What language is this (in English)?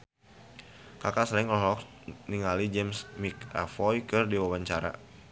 Sundanese